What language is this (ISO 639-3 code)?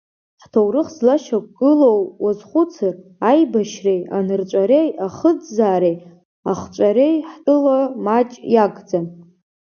abk